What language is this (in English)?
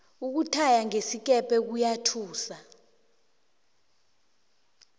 South Ndebele